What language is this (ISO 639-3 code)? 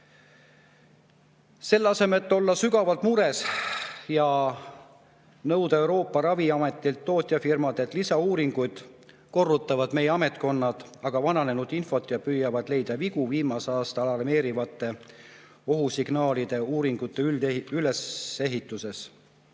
est